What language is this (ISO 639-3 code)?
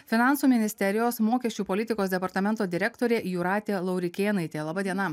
lit